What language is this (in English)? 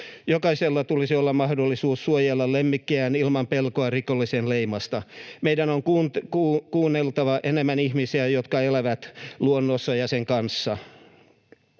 Finnish